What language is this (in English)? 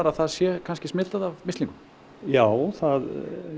Icelandic